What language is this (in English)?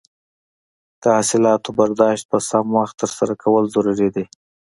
Pashto